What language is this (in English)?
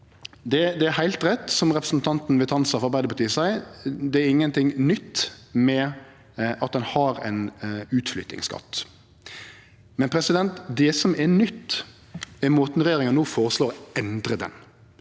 Norwegian